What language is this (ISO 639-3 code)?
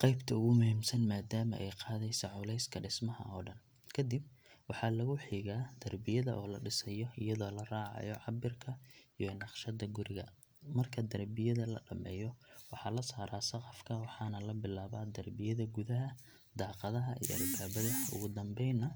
som